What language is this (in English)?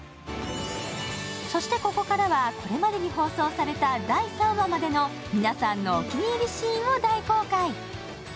Japanese